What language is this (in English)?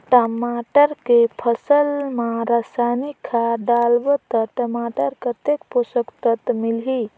Chhattisgarhi